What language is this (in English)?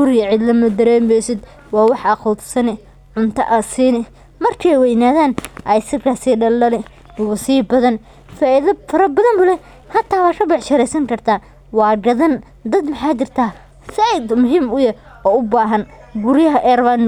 Somali